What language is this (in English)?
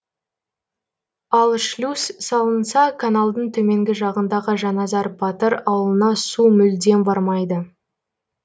Kazakh